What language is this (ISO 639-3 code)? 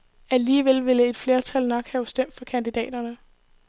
dan